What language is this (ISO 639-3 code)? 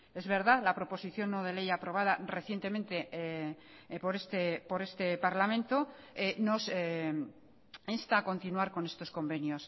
spa